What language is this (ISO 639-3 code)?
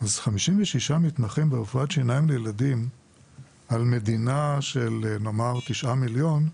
heb